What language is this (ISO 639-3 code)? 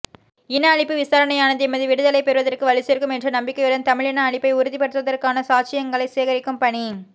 tam